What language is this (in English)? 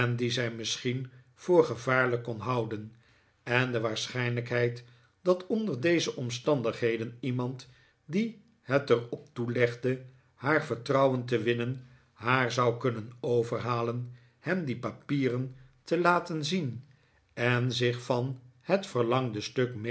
Dutch